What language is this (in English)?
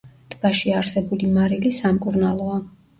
Georgian